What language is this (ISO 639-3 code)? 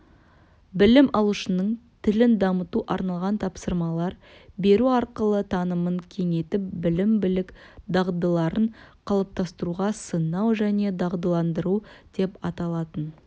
kaz